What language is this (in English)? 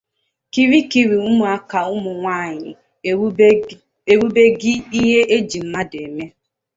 Igbo